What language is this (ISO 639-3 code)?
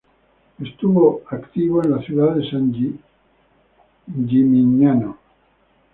spa